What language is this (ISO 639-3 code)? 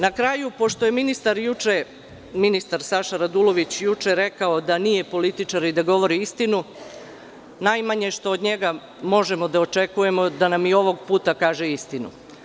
srp